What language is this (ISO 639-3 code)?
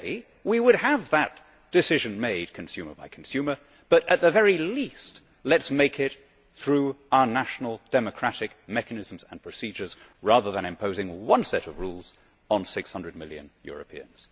eng